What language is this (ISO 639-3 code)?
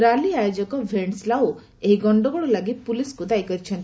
ori